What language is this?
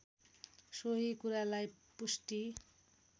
Nepali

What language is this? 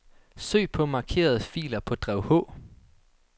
Danish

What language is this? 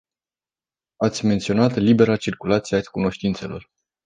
Romanian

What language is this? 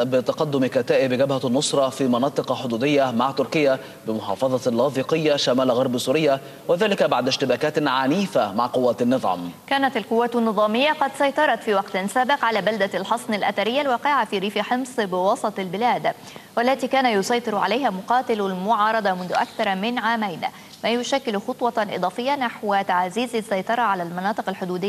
Arabic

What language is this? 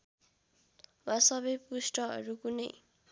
Nepali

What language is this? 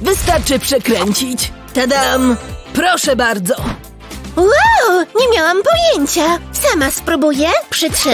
Polish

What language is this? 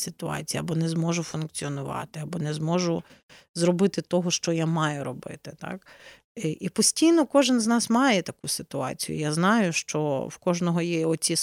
Ukrainian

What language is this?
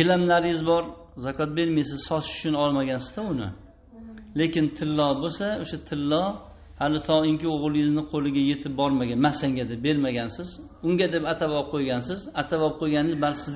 Turkish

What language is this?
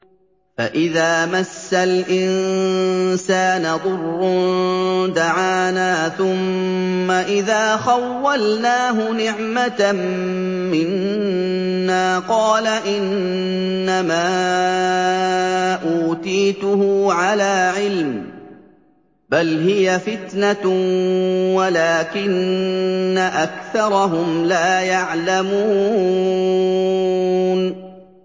Arabic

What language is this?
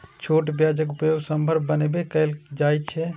Maithili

